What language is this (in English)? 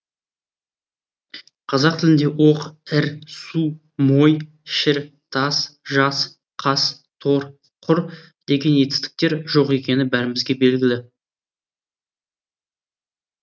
Kazakh